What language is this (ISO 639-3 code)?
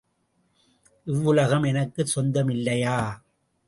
tam